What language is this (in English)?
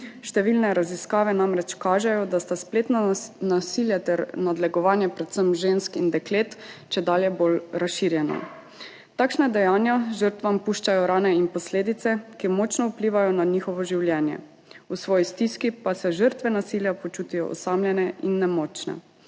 Slovenian